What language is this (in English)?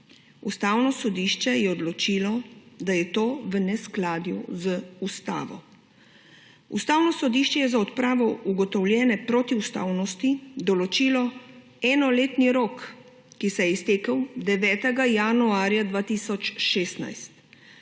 Slovenian